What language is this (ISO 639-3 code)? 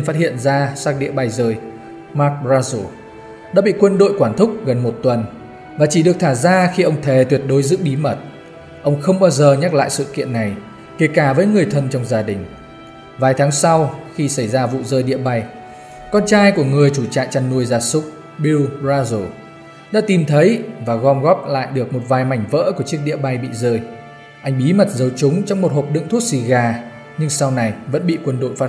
vie